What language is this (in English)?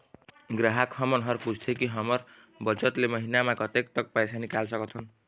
Chhattisgarhi